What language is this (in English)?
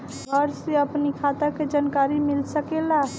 Bhojpuri